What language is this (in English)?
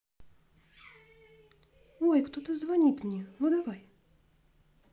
Russian